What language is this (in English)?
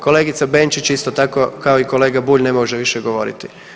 Croatian